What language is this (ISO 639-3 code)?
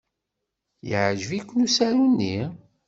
kab